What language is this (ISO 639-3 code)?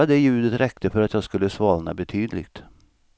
swe